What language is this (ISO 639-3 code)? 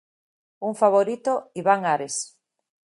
glg